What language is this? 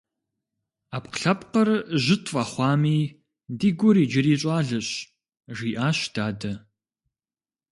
Kabardian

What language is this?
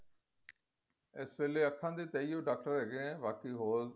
Punjabi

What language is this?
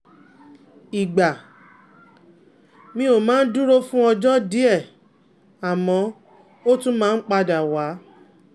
Yoruba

